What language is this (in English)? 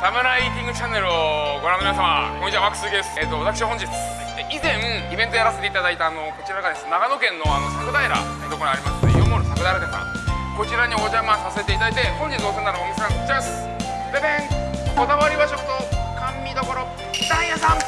Japanese